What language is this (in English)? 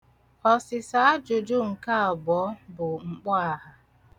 Igbo